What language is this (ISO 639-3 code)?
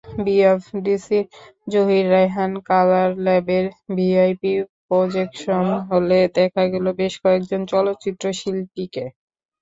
ben